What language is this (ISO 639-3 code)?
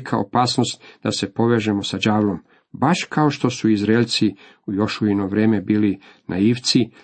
hrv